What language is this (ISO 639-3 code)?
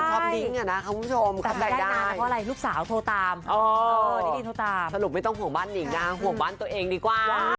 tha